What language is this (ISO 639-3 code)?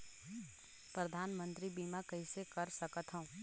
hne